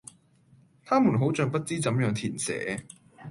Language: Cantonese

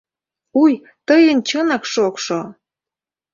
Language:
Mari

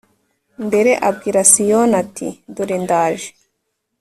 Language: Kinyarwanda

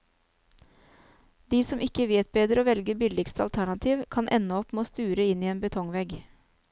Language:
Norwegian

